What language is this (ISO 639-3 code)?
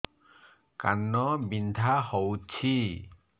ori